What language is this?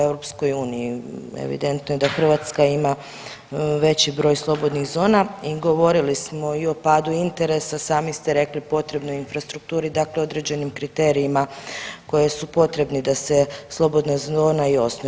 Croatian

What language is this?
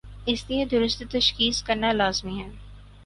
Urdu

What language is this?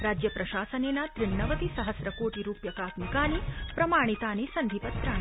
Sanskrit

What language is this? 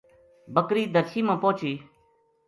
Gujari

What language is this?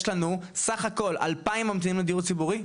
Hebrew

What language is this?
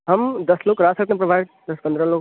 Urdu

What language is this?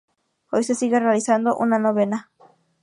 Spanish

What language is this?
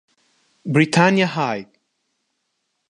Italian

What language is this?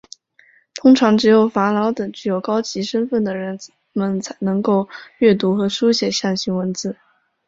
Chinese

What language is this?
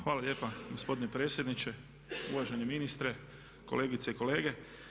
Croatian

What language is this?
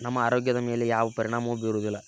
Kannada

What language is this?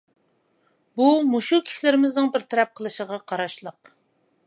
Uyghur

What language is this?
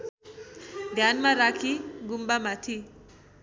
Nepali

